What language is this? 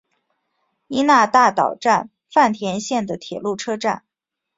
Chinese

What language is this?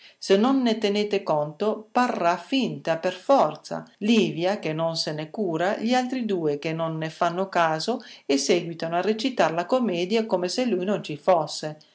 Italian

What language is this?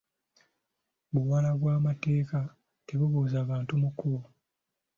Ganda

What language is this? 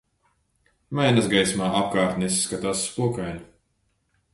Latvian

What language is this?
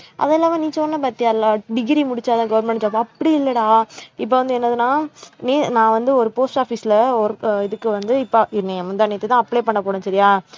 Tamil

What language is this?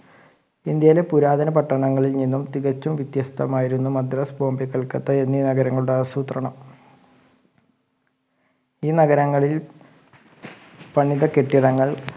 Malayalam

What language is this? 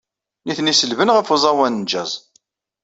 Kabyle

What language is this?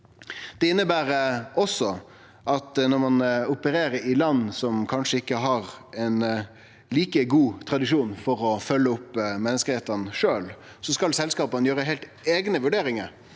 Norwegian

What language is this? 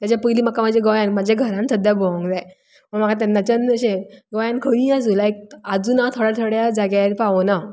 Konkani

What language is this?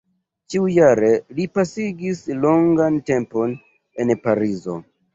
Esperanto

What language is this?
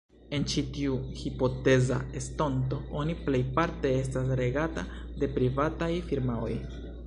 Esperanto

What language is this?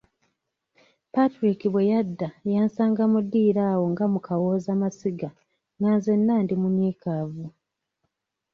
Ganda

